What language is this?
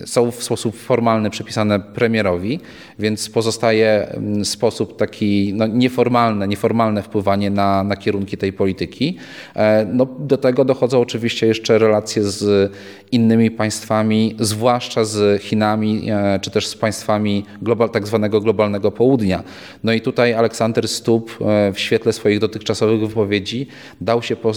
Polish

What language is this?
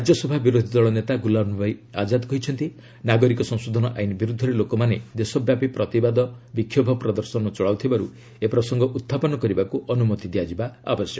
Odia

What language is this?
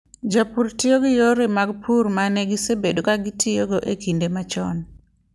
Luo (Kenya and Tanzania)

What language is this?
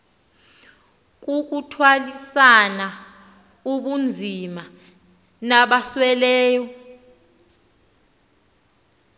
Xhosa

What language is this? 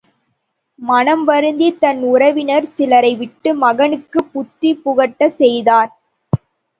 Tamil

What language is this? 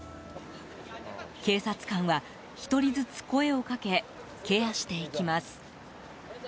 Japanese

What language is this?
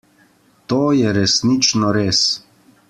Slovenian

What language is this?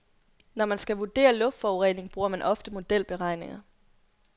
Danish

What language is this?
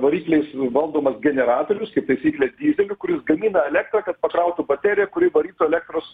Lithuanian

